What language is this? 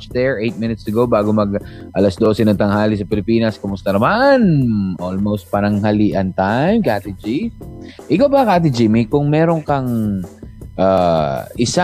Filipino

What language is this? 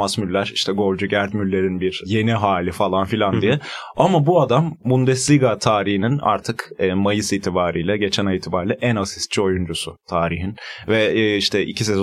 Turkish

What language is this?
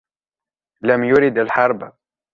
Arabic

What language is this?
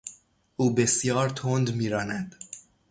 Persian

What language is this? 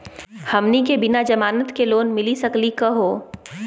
Magahi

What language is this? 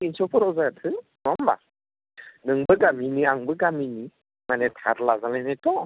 Bodo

